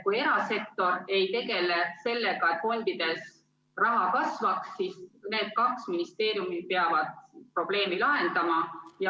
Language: Estonian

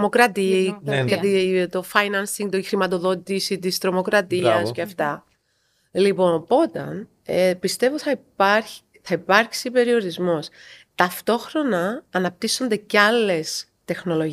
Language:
Greek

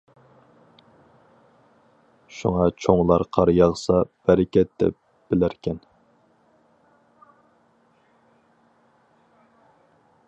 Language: Uyghur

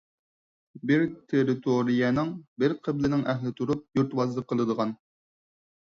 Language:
Uyghur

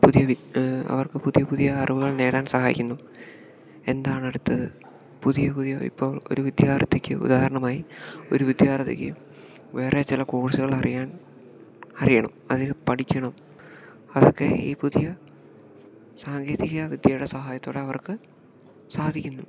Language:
Malayalam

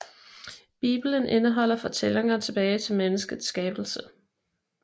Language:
Danish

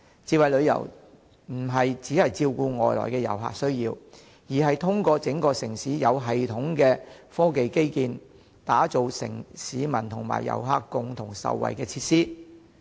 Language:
Cantonese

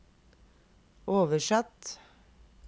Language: Norwegian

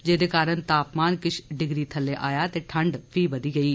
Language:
Dogri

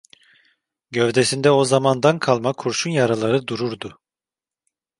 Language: Turkish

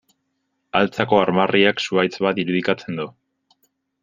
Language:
Basque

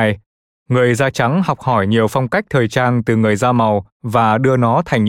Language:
Vietnamese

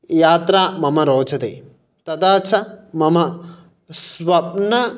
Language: Sanskrit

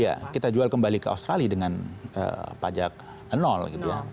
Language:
Indonesian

